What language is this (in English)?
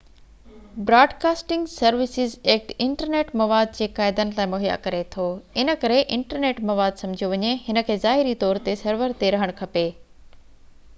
Sindhi